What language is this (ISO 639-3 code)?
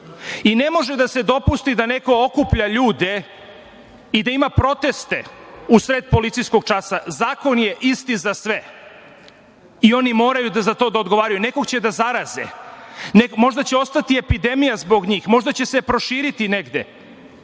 srp